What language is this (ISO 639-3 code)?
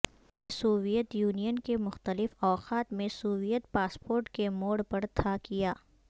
urd